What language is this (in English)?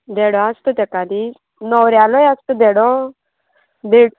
Konkani